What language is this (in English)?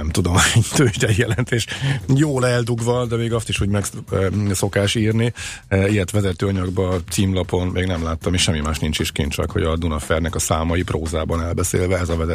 Hungarian